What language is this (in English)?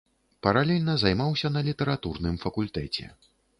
Belarusian